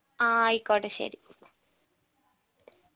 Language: Malayalam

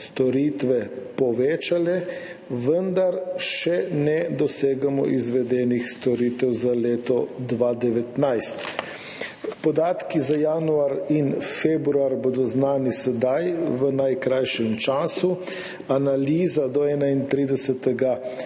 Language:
Slovenian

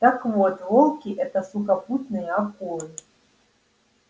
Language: Russian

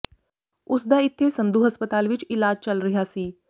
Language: Punjabi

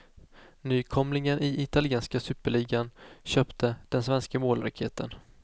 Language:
Swedish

